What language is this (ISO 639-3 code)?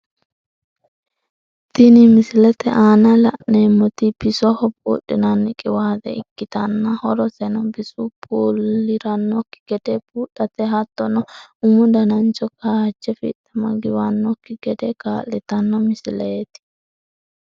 sid